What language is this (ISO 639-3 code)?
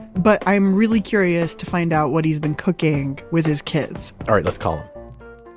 eng